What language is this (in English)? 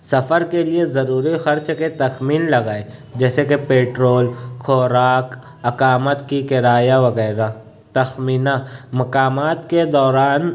Urdu